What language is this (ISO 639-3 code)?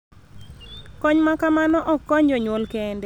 luo